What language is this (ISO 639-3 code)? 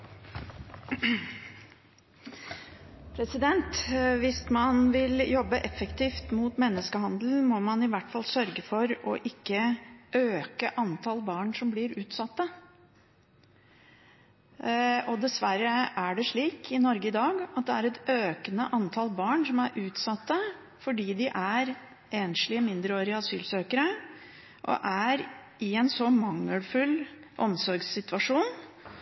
nob